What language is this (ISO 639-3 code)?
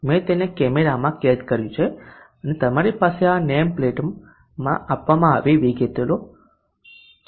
guj